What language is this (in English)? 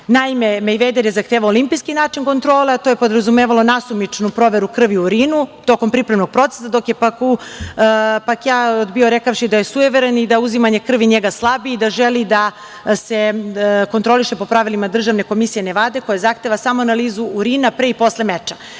Serbian